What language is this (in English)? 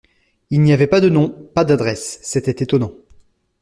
French